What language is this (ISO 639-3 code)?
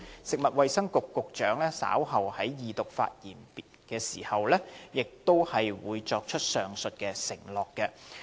yue